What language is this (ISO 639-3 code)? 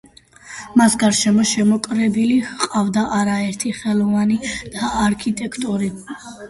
kat